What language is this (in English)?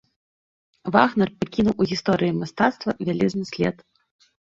Belarusian